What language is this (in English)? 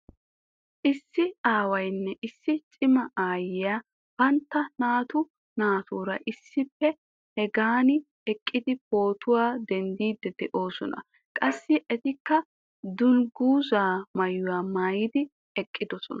Wolaytta